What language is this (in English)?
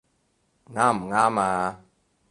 Cantonese